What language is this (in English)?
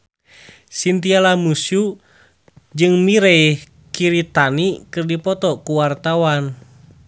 Sundanese